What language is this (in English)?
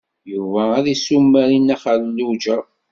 Kabyle